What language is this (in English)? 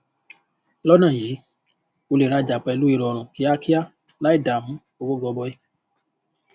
Yoruba